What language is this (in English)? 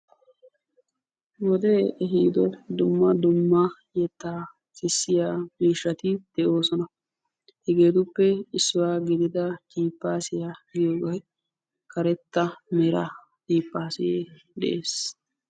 Wolaytta